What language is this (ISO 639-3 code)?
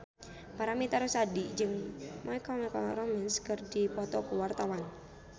sun